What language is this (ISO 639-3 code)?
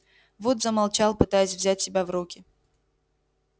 rus